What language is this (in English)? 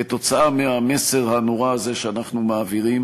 Hebrew